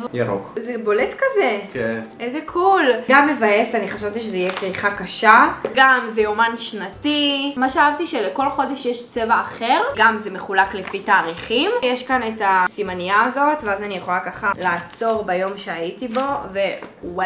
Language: Hebrew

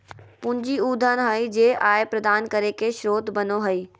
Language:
Magahi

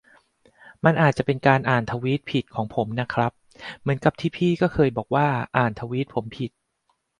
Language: Thai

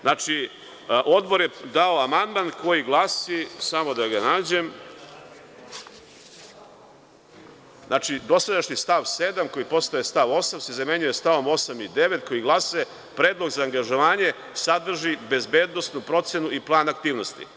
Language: Serbian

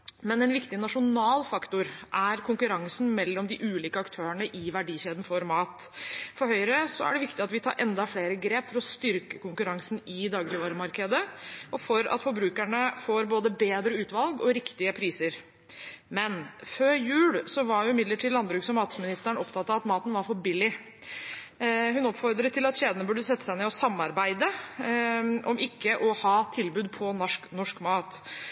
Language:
Norwegian Bokmål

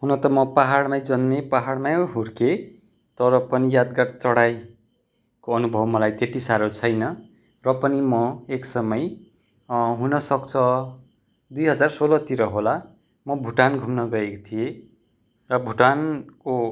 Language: Nepali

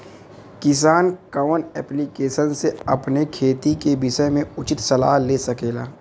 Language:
Bhojpuri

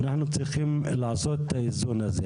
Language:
Hebrew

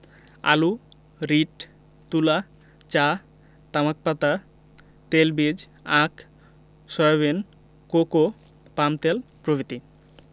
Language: Bangla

